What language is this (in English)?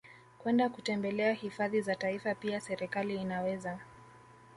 Swahili